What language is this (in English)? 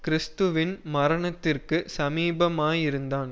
Tamil